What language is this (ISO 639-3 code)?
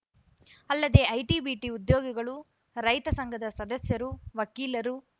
kan